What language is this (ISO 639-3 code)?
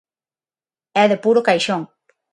glg